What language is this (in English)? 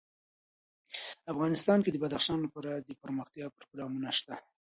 Pashto